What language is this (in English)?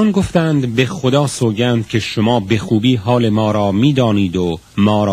Persian